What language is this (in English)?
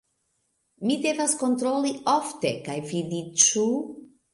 Esperanto